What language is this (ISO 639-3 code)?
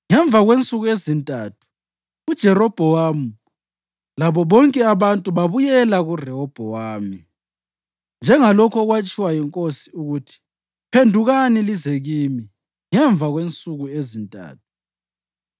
nde